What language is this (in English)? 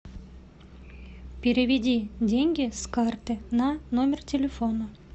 Russian